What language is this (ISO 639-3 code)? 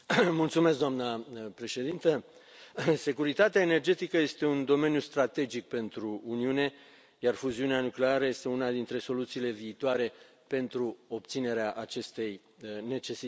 ron